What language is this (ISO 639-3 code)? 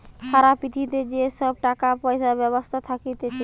ben